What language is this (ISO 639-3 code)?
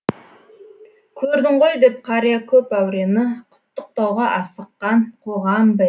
kaz